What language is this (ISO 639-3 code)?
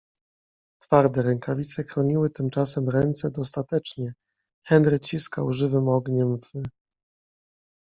pol